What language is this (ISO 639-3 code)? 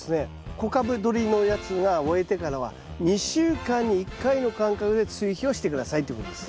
jpn